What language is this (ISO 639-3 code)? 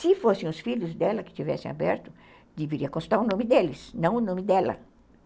por